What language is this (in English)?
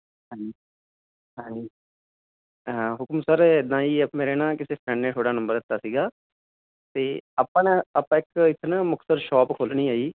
Punjabi